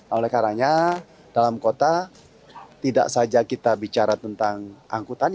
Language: Indonesian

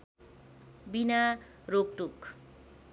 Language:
Nepali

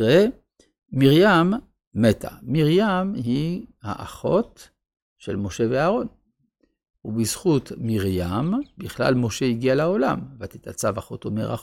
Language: Hebrew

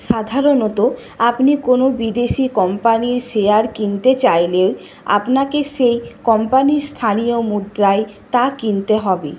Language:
Bangla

